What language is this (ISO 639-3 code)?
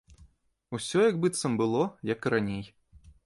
bel